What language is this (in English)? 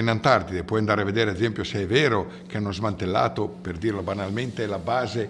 Italian